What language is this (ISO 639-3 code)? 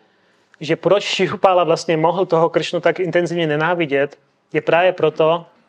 ces